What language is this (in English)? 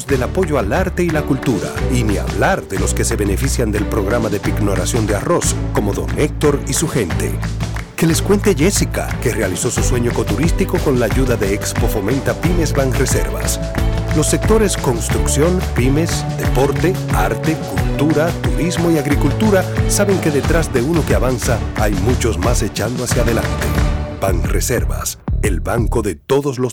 Spanish